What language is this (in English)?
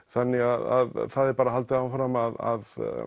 Icelandic